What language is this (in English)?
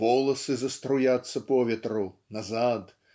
Russian